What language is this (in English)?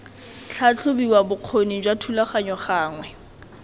Tswana